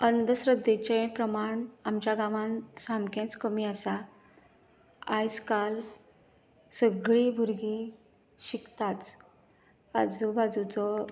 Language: Konkani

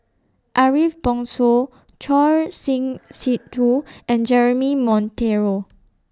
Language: English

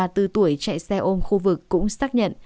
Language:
Vietnamese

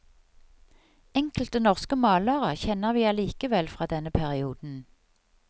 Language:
Norwegian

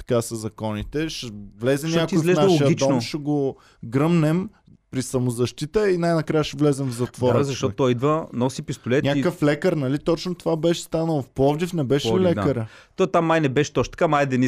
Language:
Bulgarian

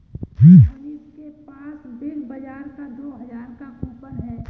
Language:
Hindi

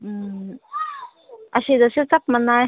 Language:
Manipuri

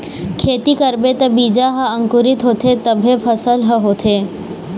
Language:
Chhattisgarhi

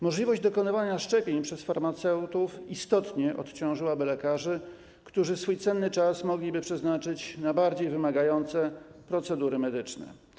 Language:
Polish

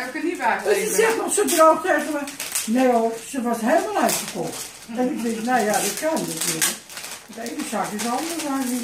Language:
Dutch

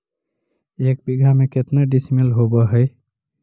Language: Magahi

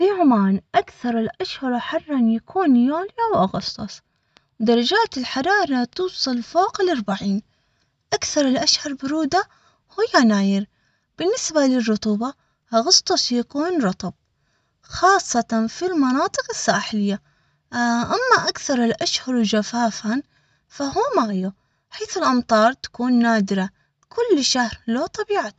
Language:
Omani Arabic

